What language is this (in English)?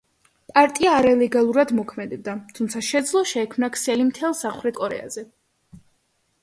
Georgian